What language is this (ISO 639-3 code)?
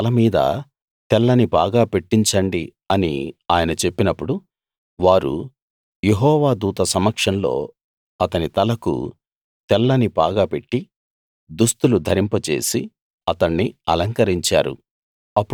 tel